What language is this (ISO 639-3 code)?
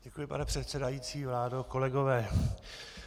ces